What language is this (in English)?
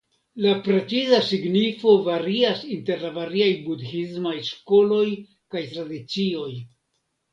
Esperanto